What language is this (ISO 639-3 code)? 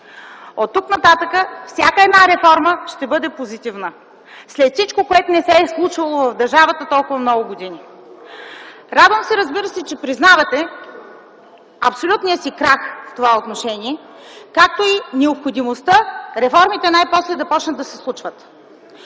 bul